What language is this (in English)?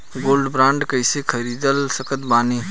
Bhojpuri